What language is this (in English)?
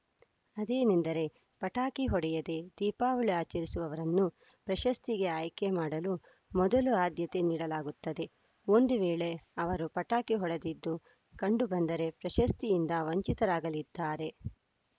Kannada